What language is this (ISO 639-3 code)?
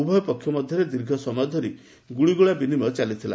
ori